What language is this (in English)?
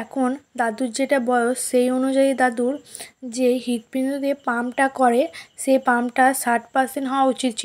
Bangla